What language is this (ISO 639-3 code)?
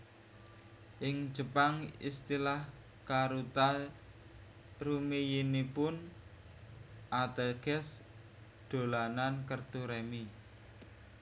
jav